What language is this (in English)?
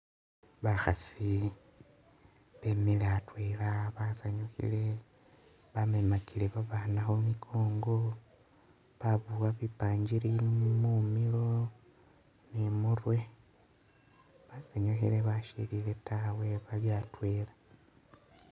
Masaaba